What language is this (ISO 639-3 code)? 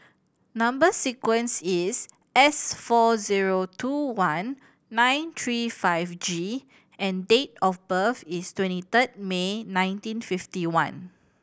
eng